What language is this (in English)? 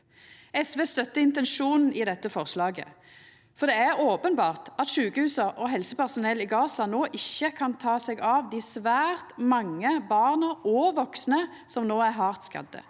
Norwegian